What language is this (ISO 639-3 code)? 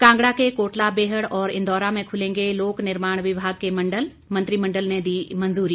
hin